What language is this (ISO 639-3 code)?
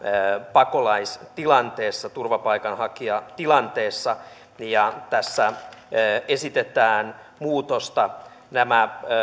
fin